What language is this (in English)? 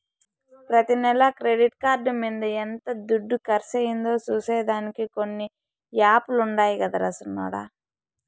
Telugu